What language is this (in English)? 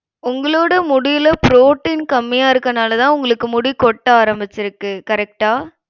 Tamil